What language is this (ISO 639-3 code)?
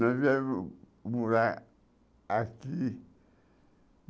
por